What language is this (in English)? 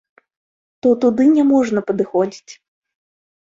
Belarusian